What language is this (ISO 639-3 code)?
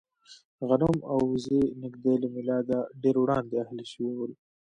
pus